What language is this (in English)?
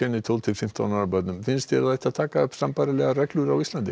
Icelandic